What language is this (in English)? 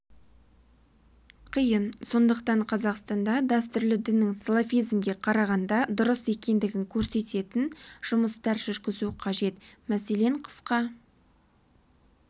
Kazakh